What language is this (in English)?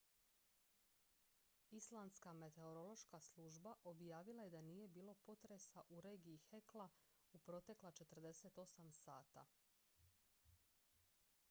Croatian